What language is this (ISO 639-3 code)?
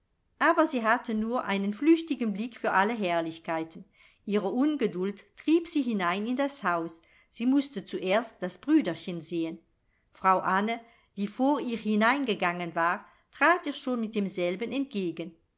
deu